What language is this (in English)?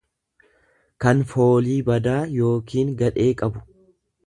Oromo